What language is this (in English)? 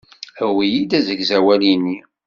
Kabyle